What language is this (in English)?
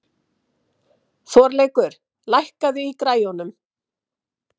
Icelandic